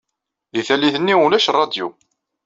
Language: Kabyle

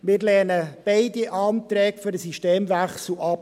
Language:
Swiss German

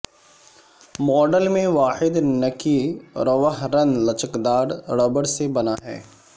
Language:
Urdu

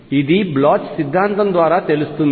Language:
Telugu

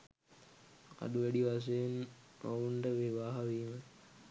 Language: Sinhala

